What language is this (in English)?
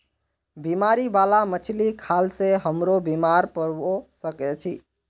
Magahi